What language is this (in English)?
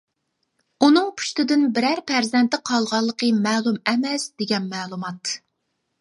Uyghur